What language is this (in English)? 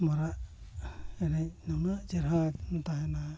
Santali